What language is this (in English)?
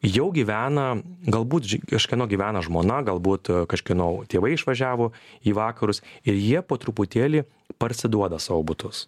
Lithuanian